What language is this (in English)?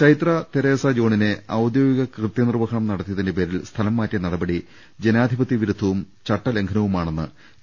Malayalam